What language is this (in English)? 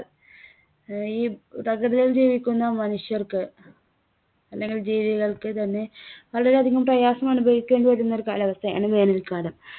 Malayalam